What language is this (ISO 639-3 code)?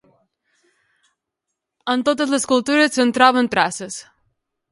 cat